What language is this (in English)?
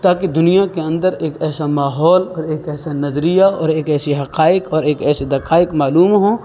Urdu